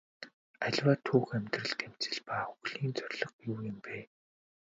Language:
Mongolian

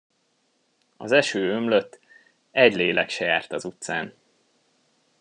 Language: Hungarian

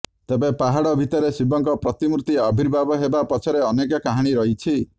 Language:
Odia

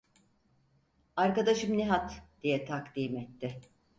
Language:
Turkish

